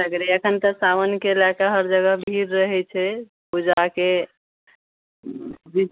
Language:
Maithili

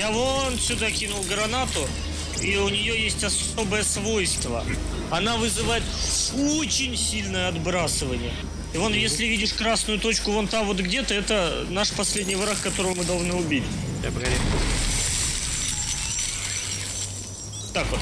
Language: Russian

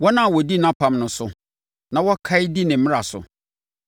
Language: Akan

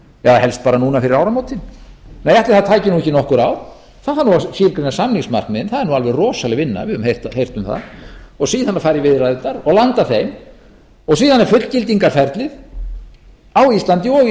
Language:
Icelandic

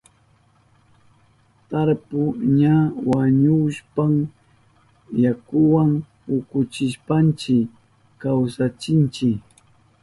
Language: Southern Pastaza Quechua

